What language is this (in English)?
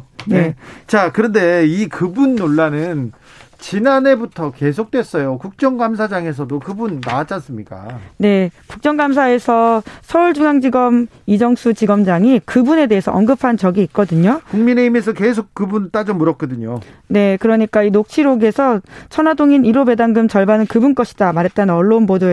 Korean